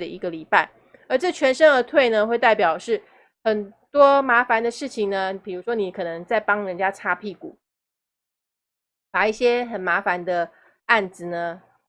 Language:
Chinese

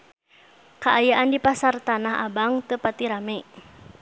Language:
Sundanese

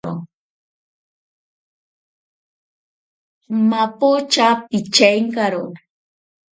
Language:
Ashéninka Perené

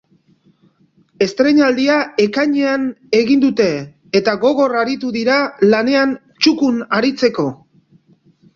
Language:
Basque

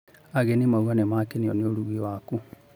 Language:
Kikuyu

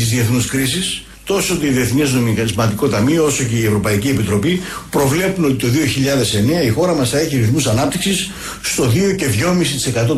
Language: Greek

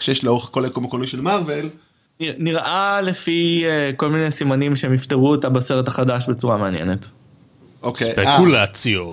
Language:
Hebrew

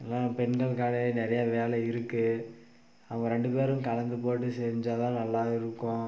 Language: Tamil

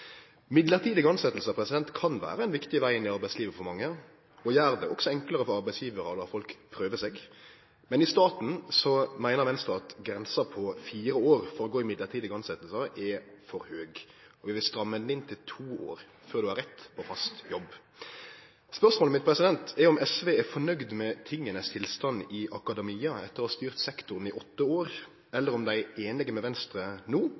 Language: Norwegian Nynorsk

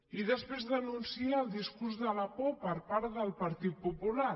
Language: Catalan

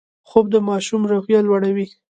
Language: Pashto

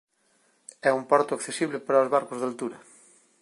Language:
Galician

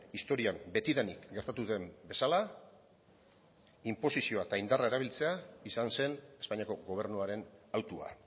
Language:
Basque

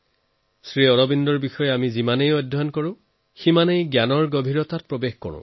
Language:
Assamese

